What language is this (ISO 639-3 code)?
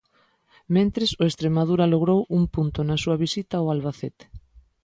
glg